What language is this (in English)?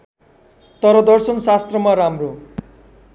Nepali